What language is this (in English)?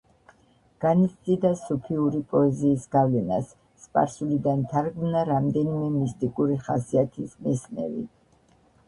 Georgian